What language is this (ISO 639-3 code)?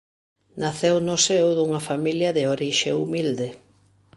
glg